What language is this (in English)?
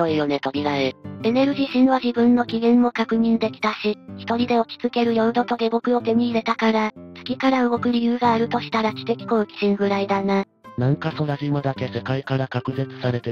Japanese